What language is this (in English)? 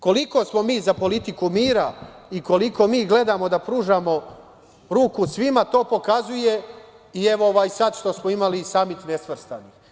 Serbian